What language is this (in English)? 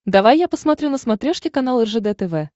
Russian